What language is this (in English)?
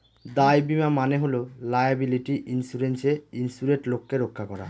Bangla